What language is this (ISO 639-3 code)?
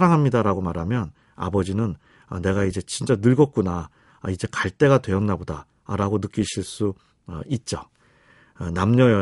kor